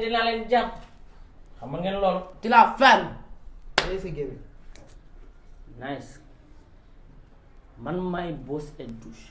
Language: Wolof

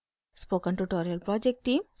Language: Hindi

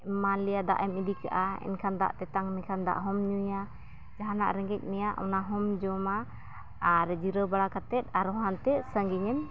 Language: Santali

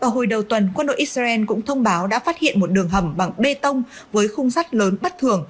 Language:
Vietnamese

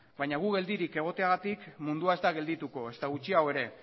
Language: Basque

